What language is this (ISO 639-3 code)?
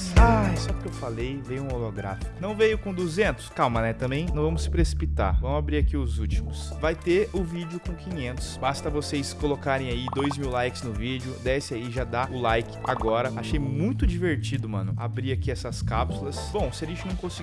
por